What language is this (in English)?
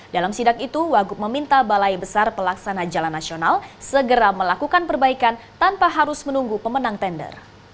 Indonesian